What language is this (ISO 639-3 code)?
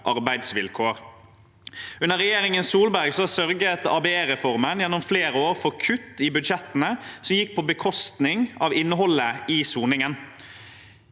nor